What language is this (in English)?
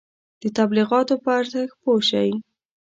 Pashto